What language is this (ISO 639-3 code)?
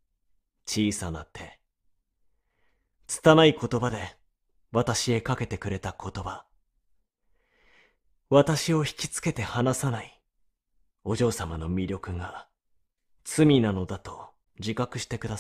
jpn